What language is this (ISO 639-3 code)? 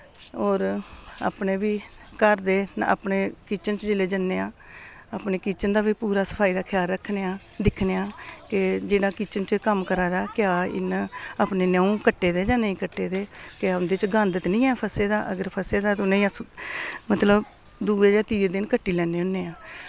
doi